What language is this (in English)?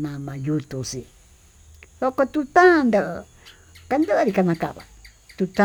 Tututepec Mixtec